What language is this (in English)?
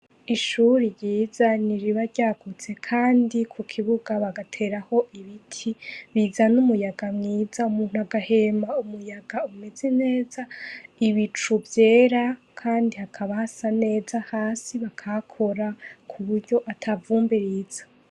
Rundi